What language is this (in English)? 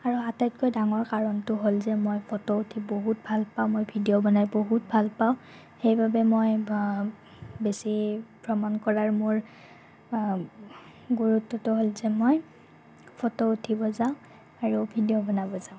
Assamese